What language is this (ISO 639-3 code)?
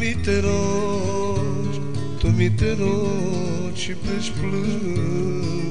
ron